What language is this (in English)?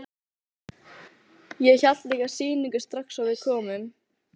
Icelandic